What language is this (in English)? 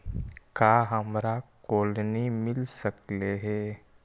Magahi